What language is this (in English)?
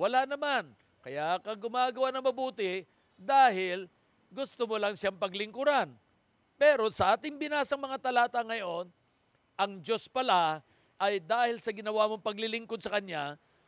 Filipino